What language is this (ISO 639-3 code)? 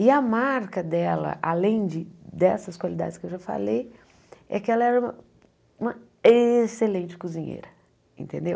por